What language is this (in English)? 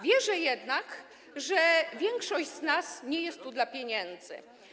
Polish